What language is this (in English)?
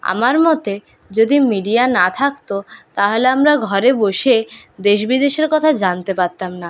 Bangla